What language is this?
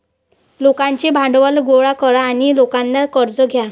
Marathi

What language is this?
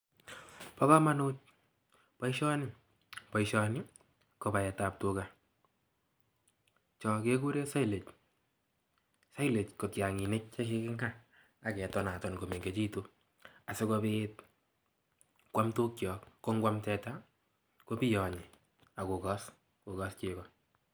Kalenjin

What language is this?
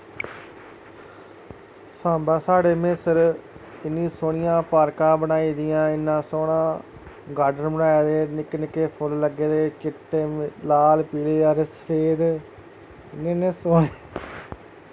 Dogri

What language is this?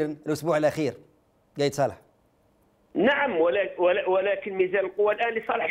Arabic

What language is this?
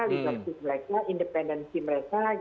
Indonesian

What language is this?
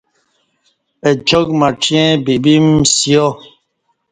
Kati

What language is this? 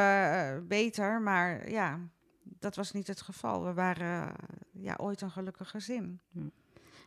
Dutch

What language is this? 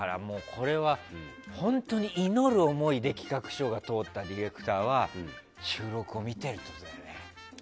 Japanese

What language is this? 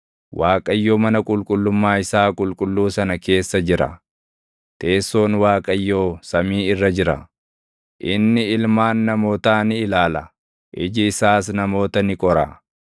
Oromo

